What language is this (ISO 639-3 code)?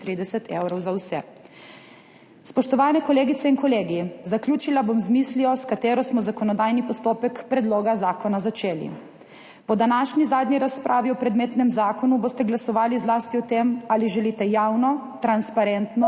slv